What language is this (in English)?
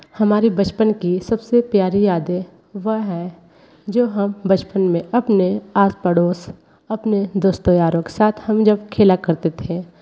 Hindi